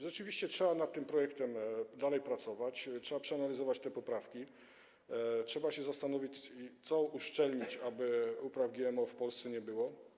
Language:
Polish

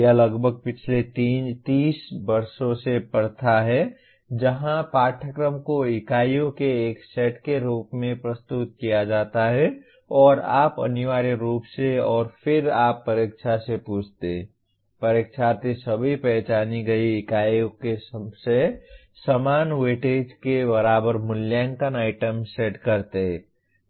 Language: Hindi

